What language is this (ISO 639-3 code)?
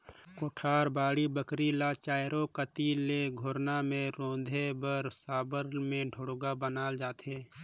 hne